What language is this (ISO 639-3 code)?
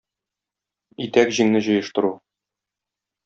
tat